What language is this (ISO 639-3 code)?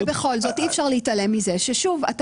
heb